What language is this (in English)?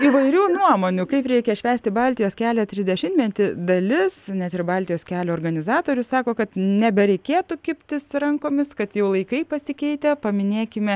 Lithuanian